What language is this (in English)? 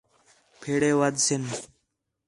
Khetrani